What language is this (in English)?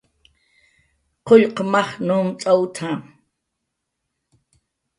Jaqaru